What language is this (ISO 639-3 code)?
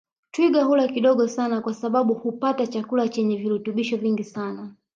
swa